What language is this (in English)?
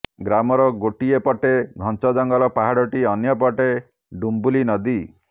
Odia